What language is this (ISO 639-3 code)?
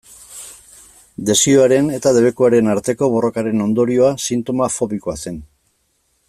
eus